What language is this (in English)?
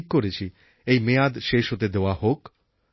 Bangla